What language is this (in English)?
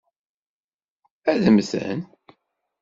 Kabyle